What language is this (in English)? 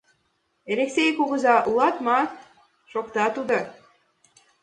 Mari